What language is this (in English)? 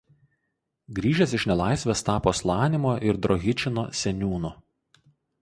Lithuanian